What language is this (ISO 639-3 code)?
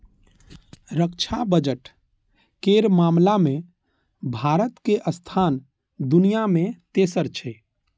mai